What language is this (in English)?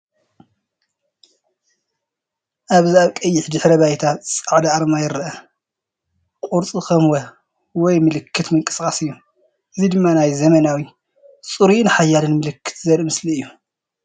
Tigrinya